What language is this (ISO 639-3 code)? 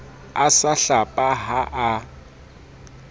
sot